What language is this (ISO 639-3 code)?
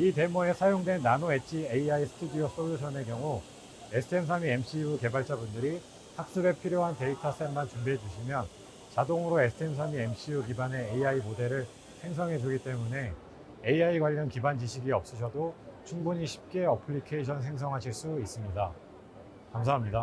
kor